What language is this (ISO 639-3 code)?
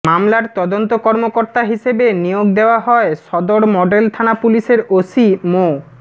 ben